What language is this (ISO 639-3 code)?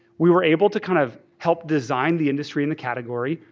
eng